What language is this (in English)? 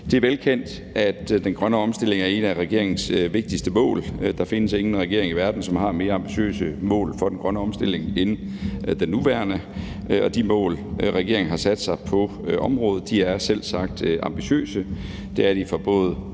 Danish